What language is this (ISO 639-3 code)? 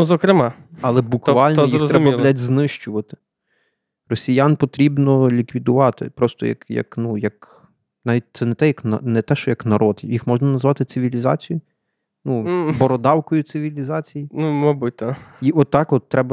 ukr